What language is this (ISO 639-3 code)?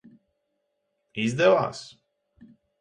lav